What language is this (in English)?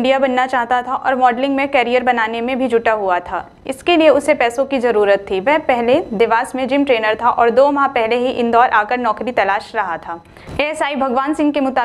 Hindi